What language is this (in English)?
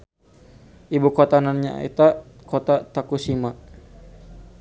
Sundanese